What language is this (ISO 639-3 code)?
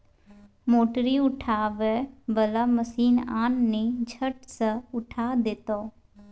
mai